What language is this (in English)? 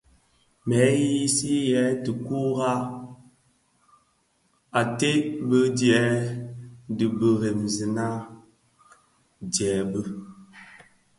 Bafia